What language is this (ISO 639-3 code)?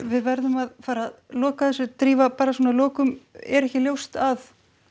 isl